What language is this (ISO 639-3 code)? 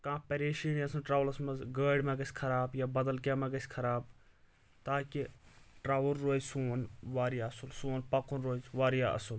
kas